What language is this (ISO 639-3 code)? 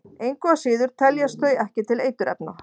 isl